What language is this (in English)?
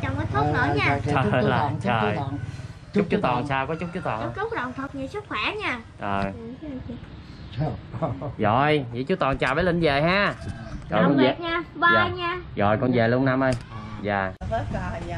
Vietnamese